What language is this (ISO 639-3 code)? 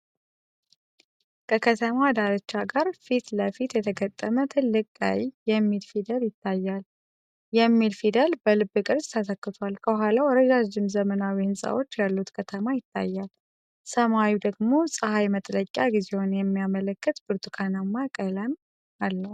amh